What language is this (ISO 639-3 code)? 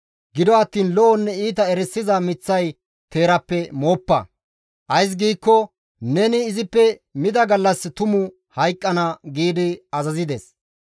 gmv